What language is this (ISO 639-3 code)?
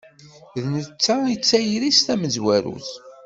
kab